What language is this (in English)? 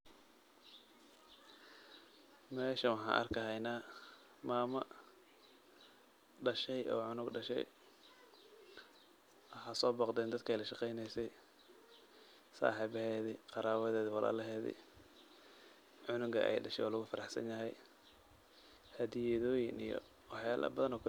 Somali